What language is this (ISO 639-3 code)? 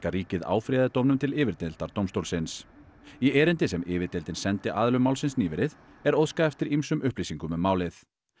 isl